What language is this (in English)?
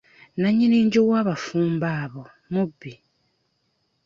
Ganda